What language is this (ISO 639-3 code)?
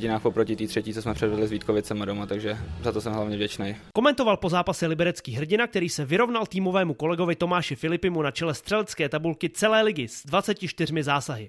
ces